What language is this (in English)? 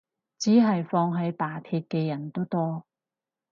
Cantonese